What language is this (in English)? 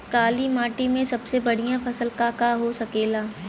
Bhojpuri